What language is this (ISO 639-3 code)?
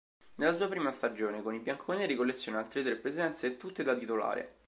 ita